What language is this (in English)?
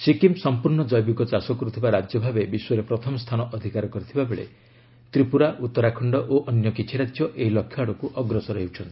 Odia